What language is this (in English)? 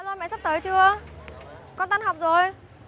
Vietnamese